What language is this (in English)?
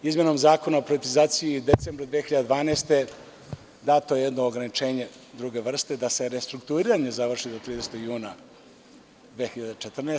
Serbian